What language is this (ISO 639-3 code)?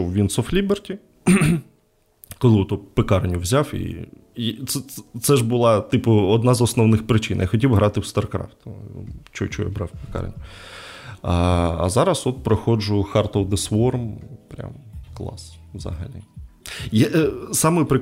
ukr